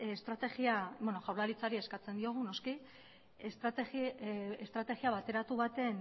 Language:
Basque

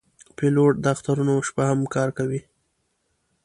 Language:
Pashto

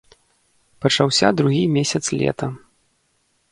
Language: Belarusian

